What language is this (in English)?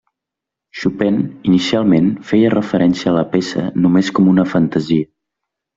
Catalan